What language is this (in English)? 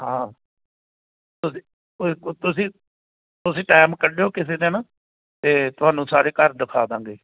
Punjabi